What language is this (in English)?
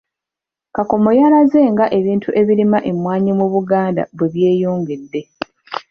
Ganda